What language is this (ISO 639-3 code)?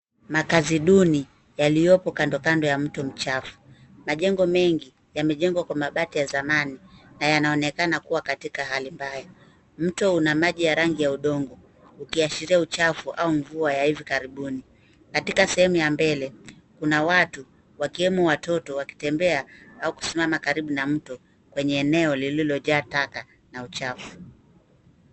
swa